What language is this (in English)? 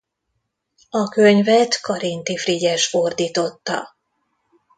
Hungarian